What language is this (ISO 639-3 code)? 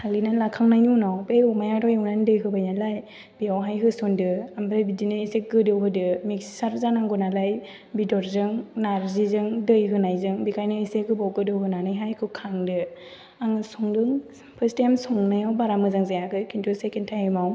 brx